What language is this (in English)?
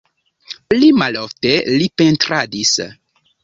Esperanto